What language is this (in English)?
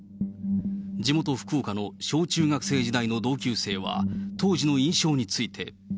Japanese